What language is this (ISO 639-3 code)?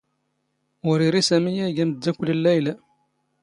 zgh